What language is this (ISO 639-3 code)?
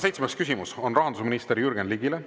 est